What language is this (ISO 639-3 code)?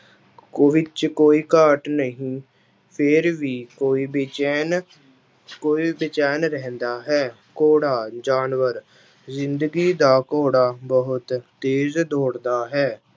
pan